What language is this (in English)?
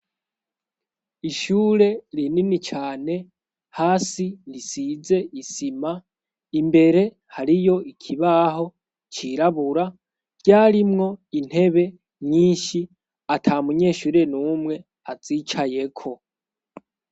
Rundi